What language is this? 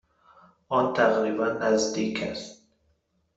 Persian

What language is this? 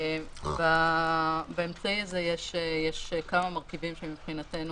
Hebrew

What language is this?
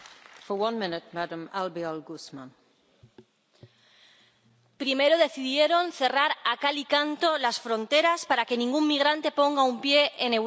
Spanish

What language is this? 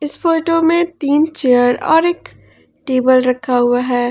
Hindi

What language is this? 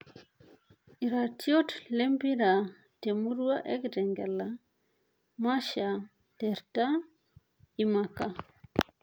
Masai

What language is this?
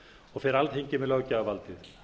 Icelandic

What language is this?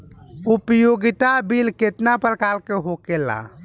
Bhojpuri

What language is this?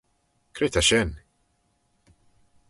Manx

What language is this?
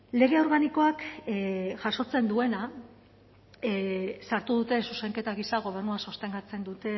Basque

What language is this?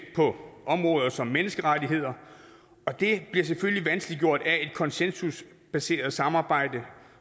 Danish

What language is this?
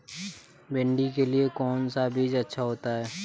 Hindi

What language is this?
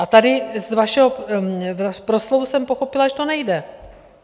Czech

